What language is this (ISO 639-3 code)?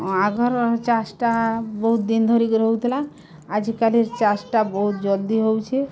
ori